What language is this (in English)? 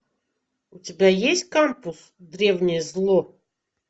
Russian